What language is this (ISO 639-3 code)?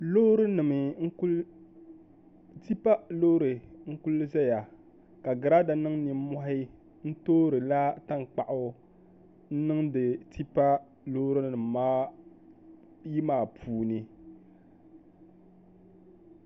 dag